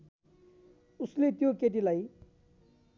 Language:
Nepali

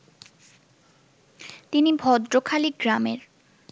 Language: Bangla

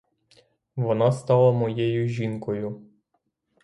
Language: Ukrainian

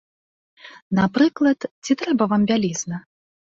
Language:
Belarusian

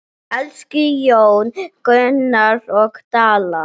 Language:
Icelandic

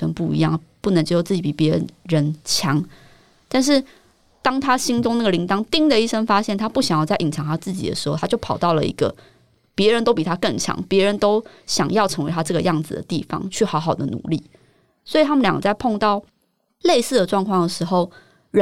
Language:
Chinese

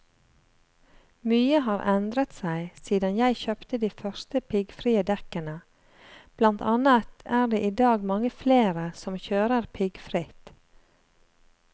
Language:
Norwegian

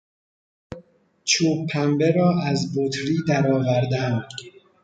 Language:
Persian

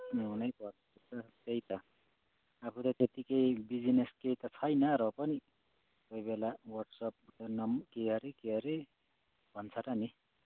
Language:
Nepali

